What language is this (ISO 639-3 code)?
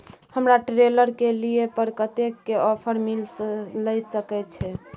mai